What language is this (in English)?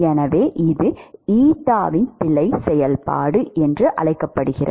Tamil